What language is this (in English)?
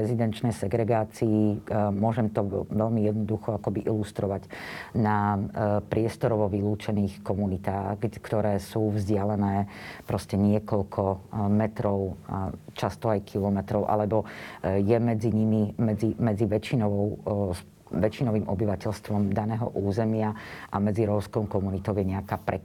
Slovak